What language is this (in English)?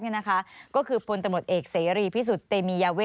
Thai